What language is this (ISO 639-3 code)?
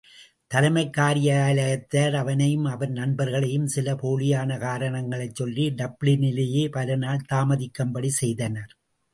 tam